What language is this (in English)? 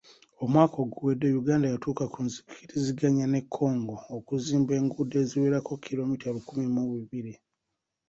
Ganda